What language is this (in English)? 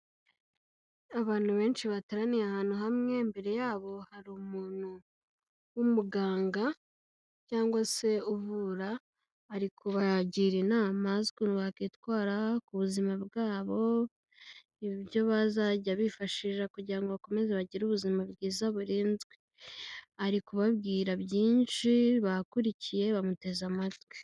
Kinyarwanda